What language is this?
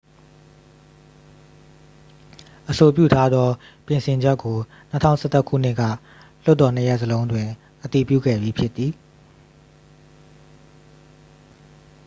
Burmese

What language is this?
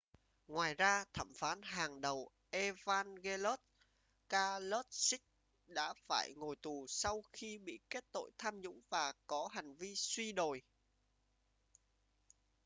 Vietnamese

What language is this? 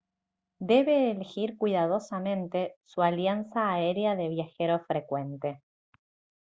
Spanish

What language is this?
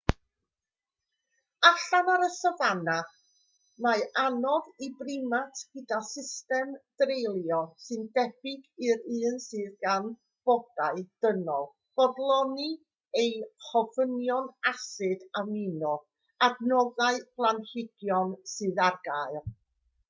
Welsh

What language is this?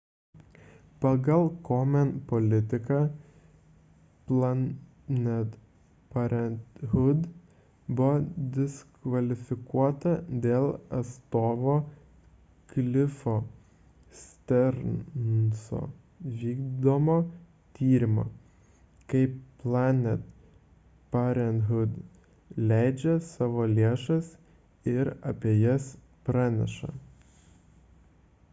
Lithuanian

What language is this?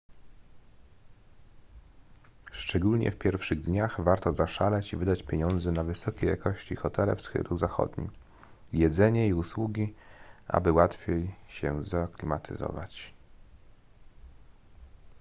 Polish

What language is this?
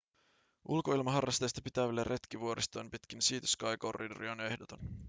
Finnish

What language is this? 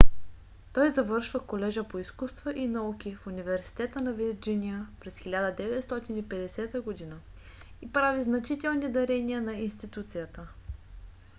Bulgarian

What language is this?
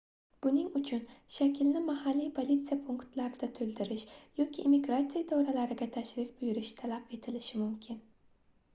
Uzbek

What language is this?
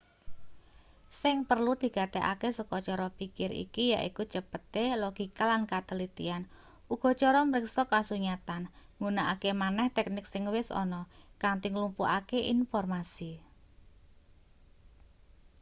Javanese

